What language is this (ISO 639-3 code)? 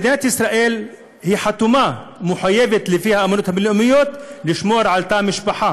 heb